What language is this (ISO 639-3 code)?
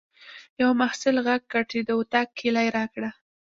pus